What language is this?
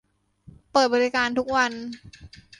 Thai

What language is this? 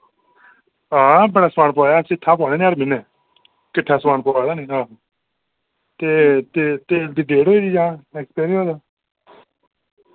Dogri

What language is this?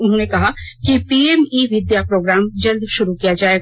Hindi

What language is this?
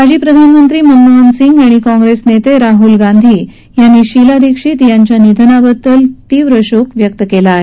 Marathi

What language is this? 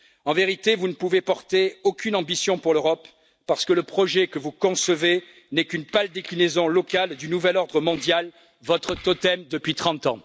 French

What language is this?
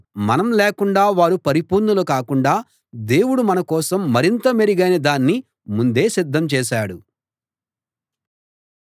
Telugu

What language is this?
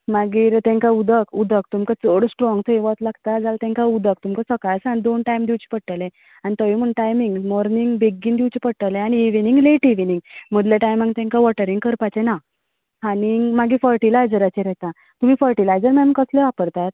Konkani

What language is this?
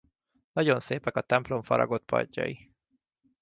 Hungarian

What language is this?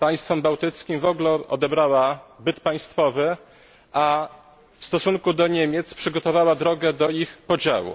Polish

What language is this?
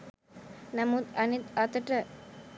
Sinhala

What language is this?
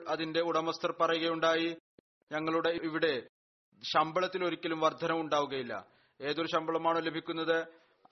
Malayalam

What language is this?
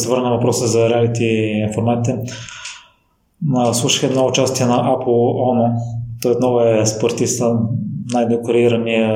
Bulgarian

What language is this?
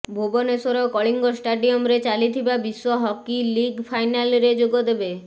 Odia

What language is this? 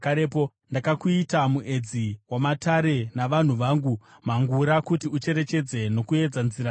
Shona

